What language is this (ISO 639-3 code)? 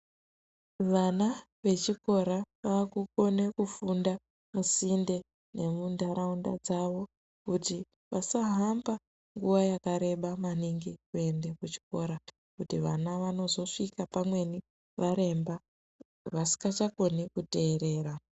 ndc